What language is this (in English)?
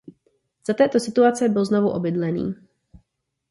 Czech